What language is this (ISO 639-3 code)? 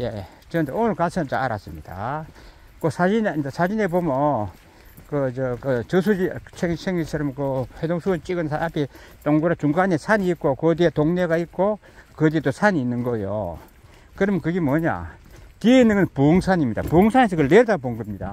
kor